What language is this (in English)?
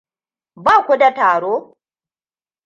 Hausa